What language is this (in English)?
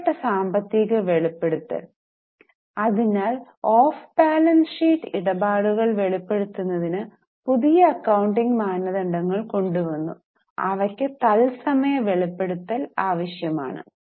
Malayalam